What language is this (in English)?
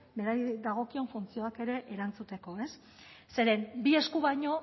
Basque